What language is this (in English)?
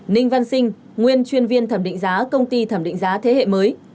Vietnamese